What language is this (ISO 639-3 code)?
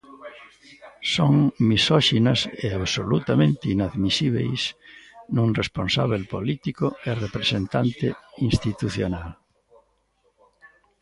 glg